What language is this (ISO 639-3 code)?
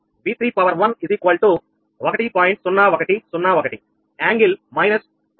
tel